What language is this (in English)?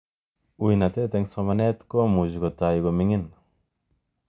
Kalenjin